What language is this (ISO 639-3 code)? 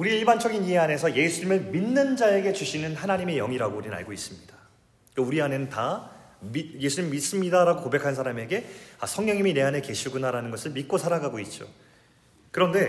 kor